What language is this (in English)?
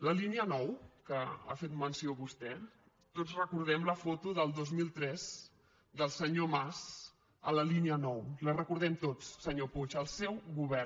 Catalan